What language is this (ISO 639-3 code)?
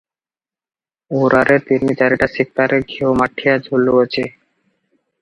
ori